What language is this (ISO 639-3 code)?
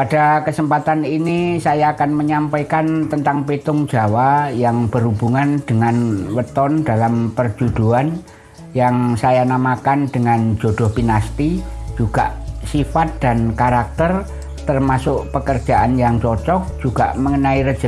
ind